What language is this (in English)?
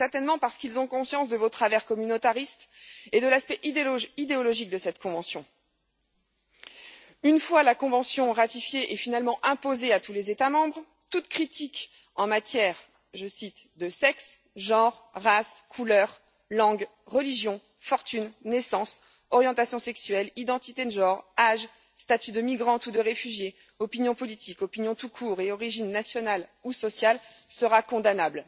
French